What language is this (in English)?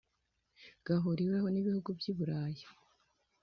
Kinyarwanda